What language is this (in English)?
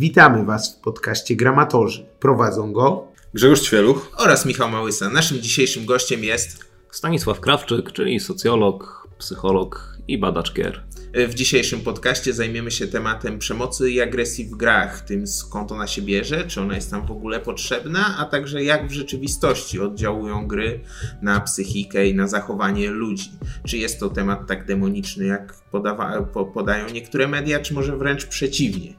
Polish